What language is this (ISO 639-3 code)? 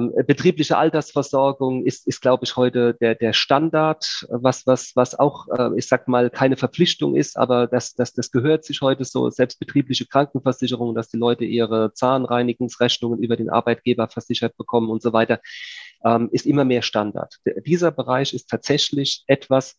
deu